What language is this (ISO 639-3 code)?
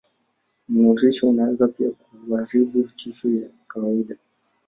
swa